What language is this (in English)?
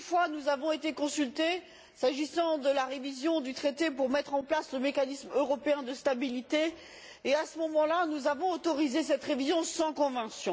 French